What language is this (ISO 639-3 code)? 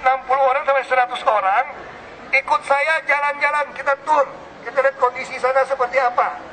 ind